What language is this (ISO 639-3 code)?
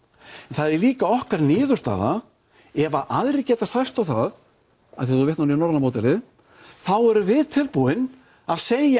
isl